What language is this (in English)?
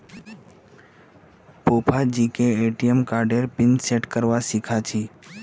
Magahi